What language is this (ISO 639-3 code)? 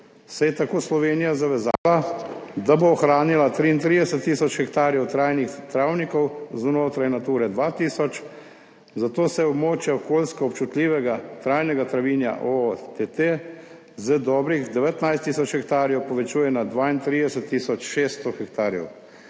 slv